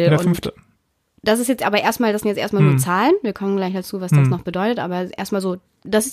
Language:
German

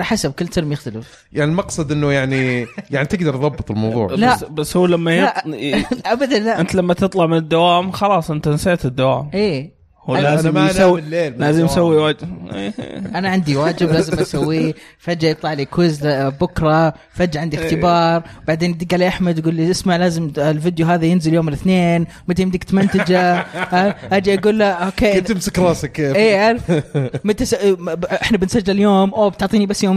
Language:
Arabic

